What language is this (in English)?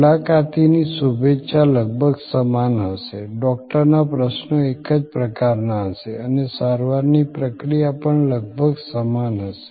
Gujarati